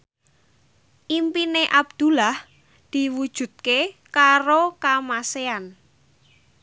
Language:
Javanese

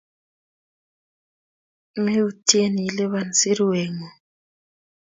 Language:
Kalenjin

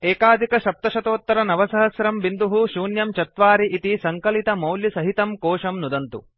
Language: Sanskrit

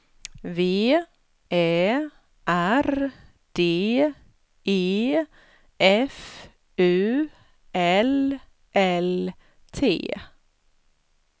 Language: Swedish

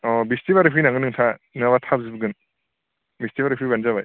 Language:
Bodo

